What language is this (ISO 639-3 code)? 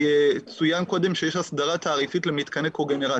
heb